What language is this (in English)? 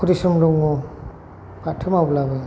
Bodo